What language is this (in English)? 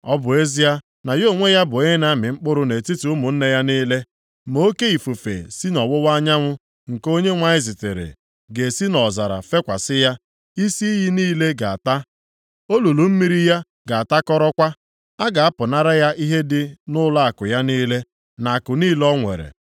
Igbo